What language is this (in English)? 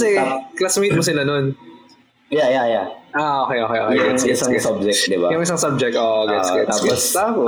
Filipino